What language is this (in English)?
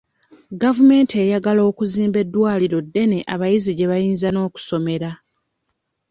Ganda